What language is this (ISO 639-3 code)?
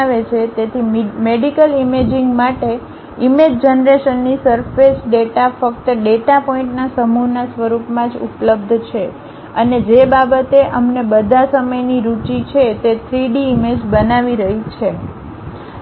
guj